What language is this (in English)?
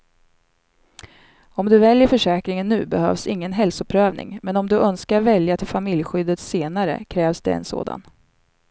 Swedish